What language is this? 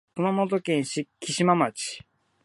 Japanese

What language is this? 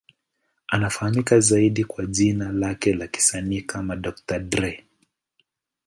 Swahili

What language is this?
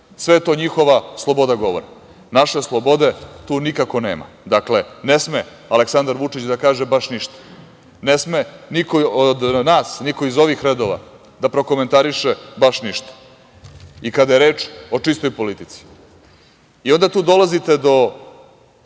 Serbian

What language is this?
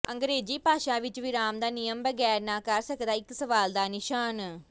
Punjabi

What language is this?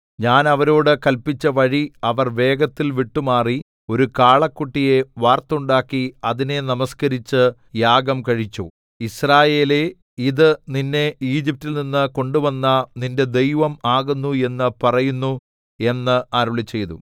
Malayalam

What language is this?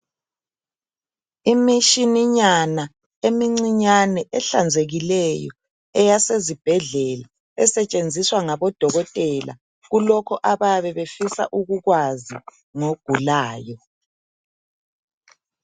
North Ndebele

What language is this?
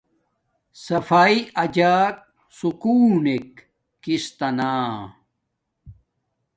Domaaki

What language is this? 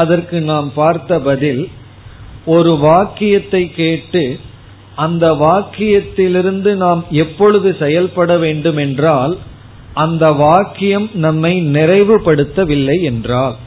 Tamil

